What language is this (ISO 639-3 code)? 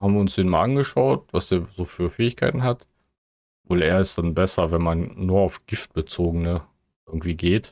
deu